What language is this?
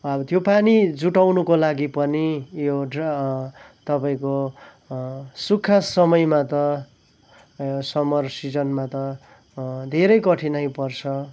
Nepali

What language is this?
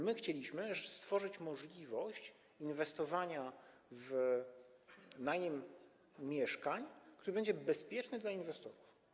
Polish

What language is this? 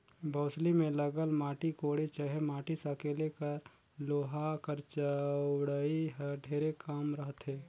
Chhattisgarhi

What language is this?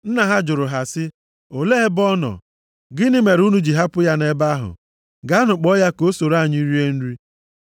Igbo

